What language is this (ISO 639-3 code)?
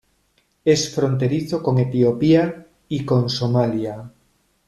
spa